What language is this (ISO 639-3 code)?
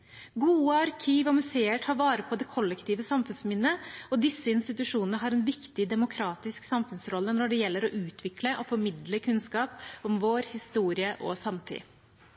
nob